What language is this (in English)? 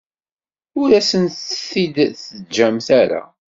Kabyle